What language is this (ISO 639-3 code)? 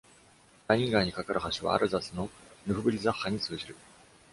jpn